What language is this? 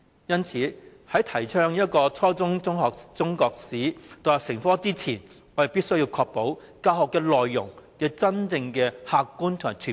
Cantonese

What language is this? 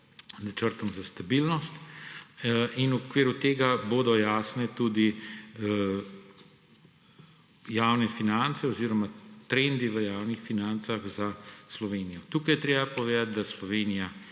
Slovenian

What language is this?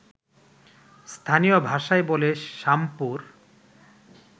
Bangla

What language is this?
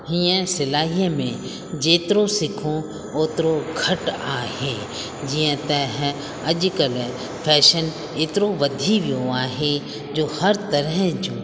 Sindhi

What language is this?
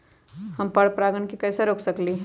Magahi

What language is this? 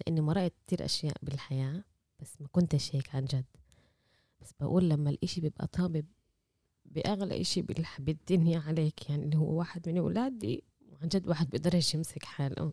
Arabic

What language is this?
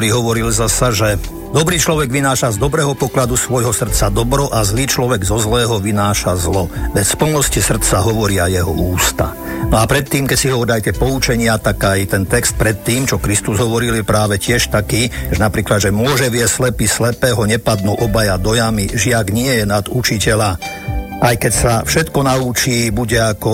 Slovak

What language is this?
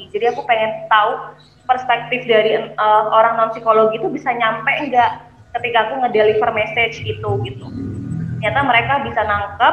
Indonesian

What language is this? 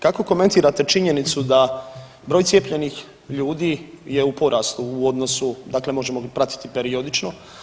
Croatian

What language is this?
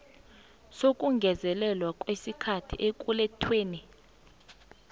South Ndebele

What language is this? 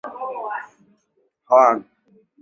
Chinese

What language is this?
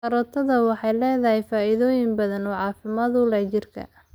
Somali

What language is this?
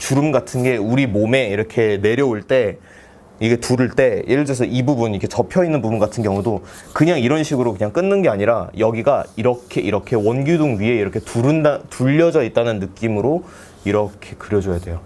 Korean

